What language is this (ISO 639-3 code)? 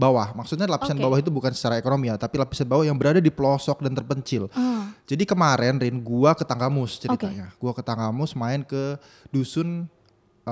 ind